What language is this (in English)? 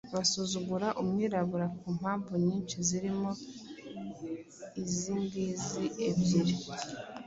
Kinyarwanda